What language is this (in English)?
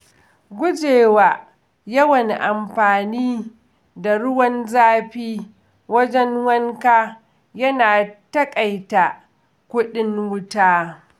Hausa